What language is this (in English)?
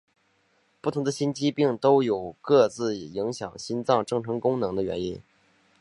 Chinese